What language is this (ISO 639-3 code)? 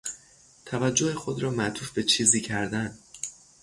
fas